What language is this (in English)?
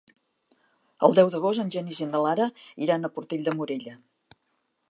Catalan